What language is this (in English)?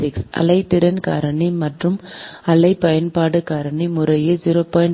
Tamil